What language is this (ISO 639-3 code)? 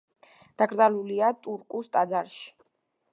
kat